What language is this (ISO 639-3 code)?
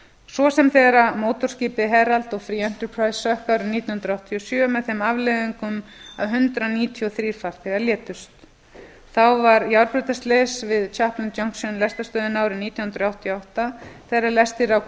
isl